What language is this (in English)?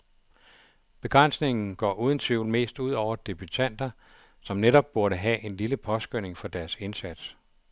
Danish